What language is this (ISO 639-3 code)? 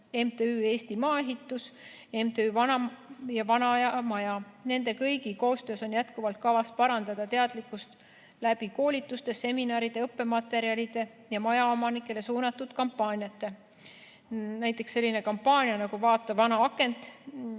est